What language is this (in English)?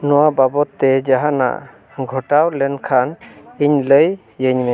Santali